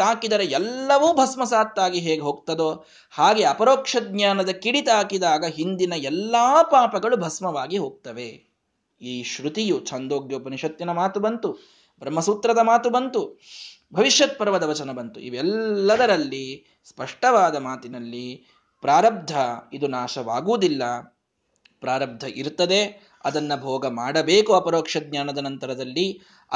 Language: Kannada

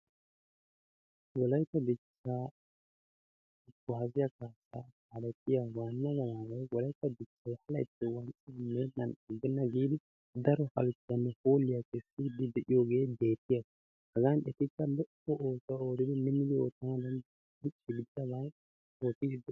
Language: Wolaytta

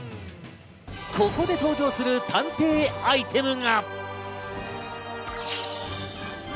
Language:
Japanese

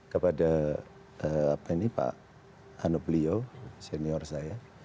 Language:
Indonesian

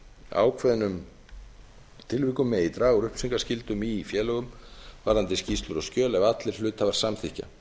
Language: Icelandic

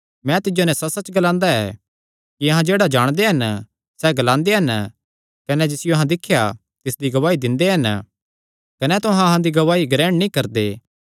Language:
Kangri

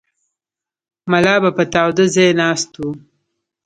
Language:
Pashto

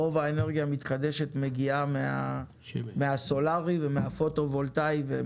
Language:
Hebrew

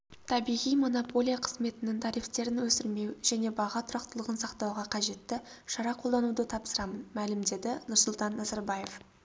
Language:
Kazakh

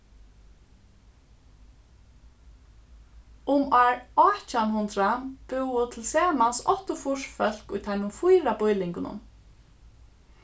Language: Faroese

